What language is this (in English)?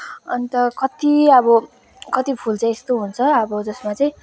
Nepali